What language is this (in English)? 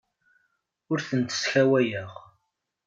Kabyle